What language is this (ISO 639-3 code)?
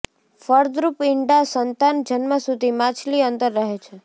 guj